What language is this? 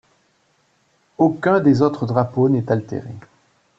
French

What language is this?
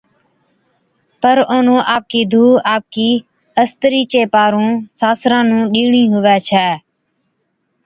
Od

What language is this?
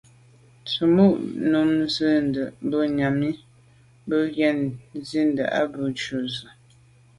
Medumba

